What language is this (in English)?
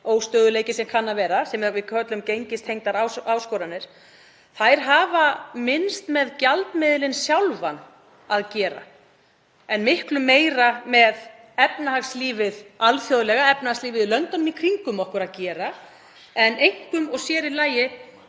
Icelandic